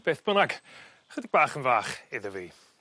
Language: Welsh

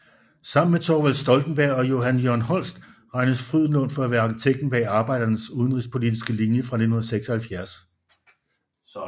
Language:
Danish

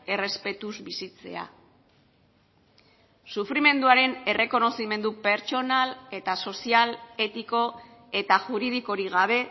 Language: Basque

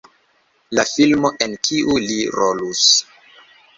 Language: Esperanto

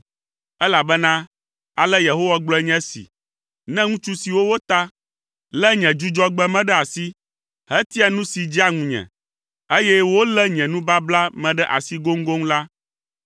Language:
Ewe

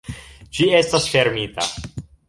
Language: Esperanto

